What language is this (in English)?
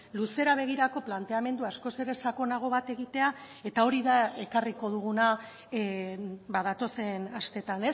Basque